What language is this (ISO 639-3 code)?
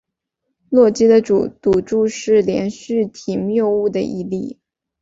zho